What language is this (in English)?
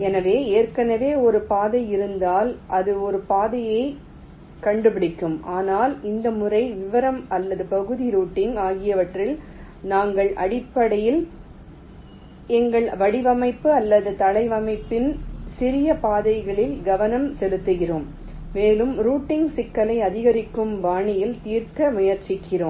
Tamil